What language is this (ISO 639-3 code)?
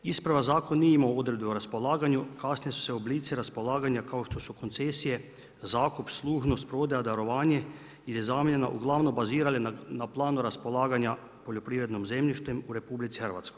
hrv